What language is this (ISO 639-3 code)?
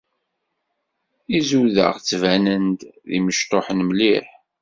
kab